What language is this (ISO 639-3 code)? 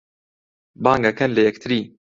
ckb